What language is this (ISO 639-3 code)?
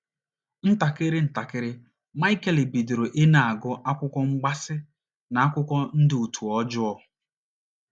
ibo